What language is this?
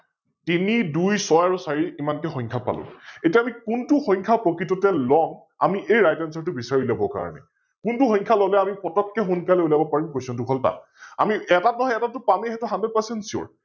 Assamese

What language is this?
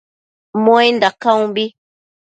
Matsés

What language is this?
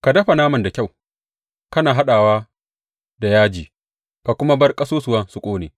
Hausa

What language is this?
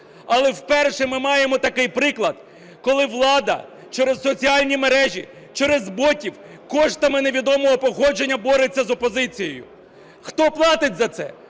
Ukrainian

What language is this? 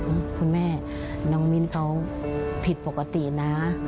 Thai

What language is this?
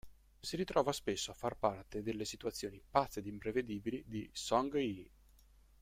Italian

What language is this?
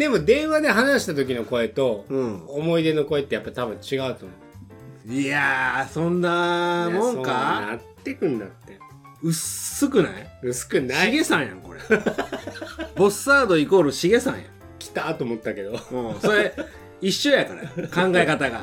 Japanese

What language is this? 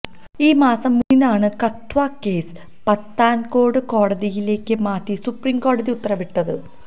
Malayalam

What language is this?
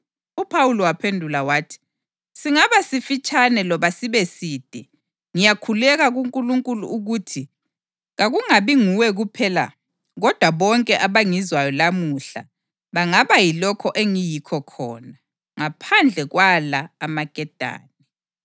North Ndebele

